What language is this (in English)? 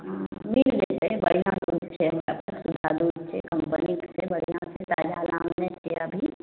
Maithili